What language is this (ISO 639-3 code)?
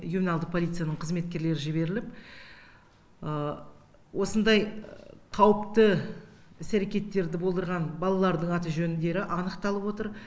kaz